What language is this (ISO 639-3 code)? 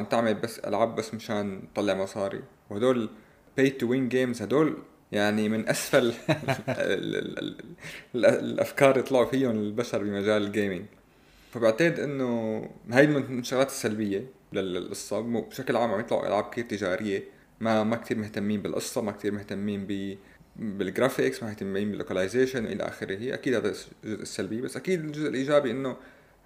ara